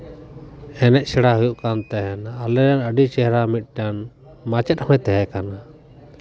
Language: Santali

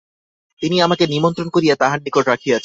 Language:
Bangla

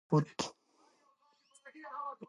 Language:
Pashto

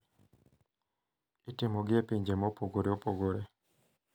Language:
Luo (Kenya and Tanzania)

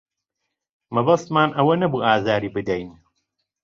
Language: Central Kurdish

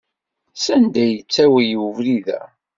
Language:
Kabyle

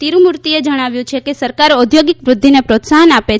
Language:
Gujarati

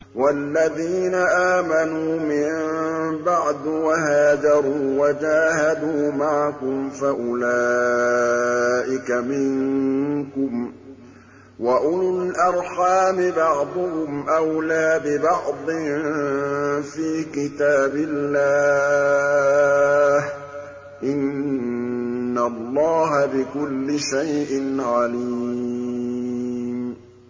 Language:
Arabic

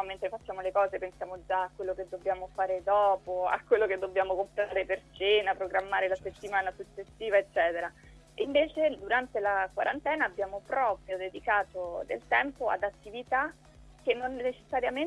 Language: Italian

